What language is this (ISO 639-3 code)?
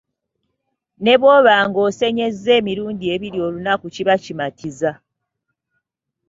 lug